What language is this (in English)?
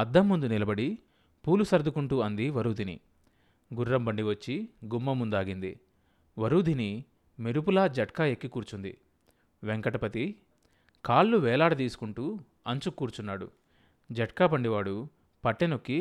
Telugu